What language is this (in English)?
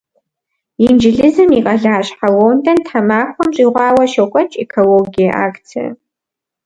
Kabardian